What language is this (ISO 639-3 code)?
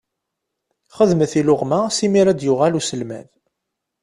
kab